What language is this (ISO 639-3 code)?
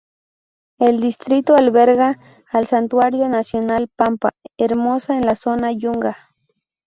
spa